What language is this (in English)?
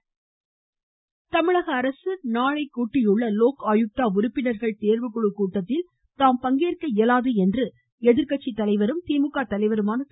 Tamil